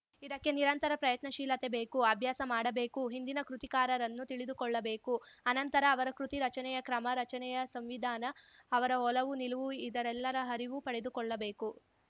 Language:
Kannada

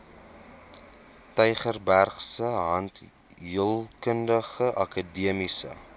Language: Afrikaans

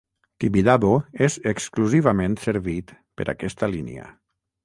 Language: Catalan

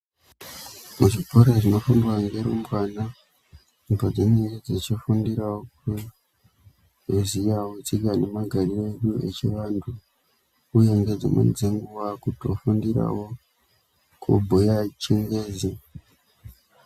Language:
Ndau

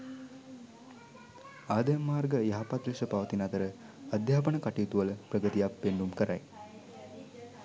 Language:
Sinhala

